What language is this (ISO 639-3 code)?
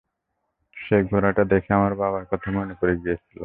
ben